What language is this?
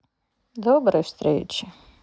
Russian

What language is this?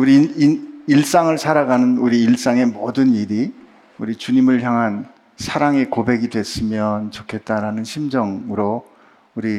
Korean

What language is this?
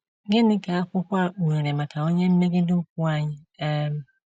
Igbo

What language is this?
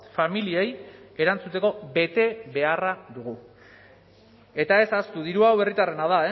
Basque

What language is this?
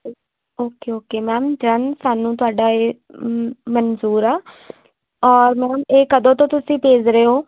Punjabi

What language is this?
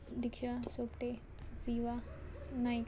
Konkani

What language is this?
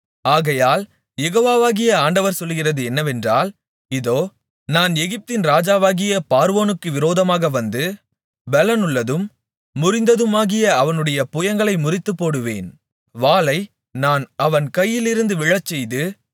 Tamil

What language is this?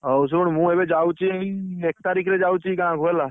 Odia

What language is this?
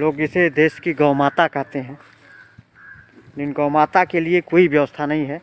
Hindi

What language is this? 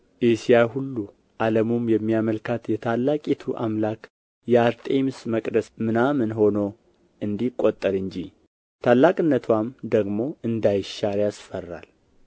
Amharic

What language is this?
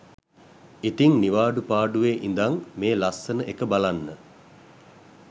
Sinhala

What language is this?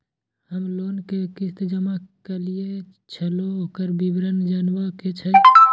Maithili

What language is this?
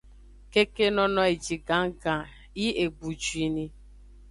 Aja (Benin)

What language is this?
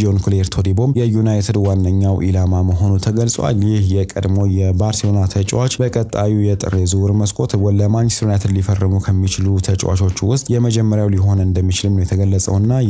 Arabic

